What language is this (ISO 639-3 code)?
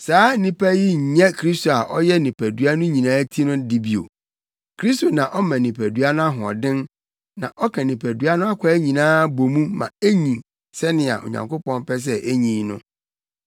aka